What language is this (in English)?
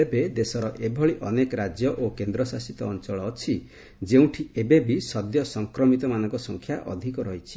Odia